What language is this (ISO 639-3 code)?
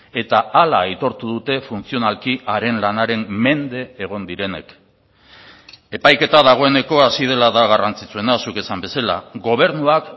eus